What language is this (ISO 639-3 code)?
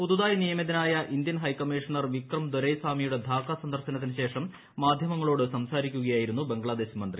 mal